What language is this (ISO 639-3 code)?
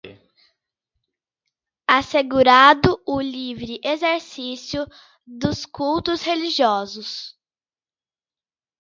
por